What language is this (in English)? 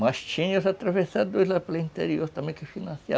Portuguese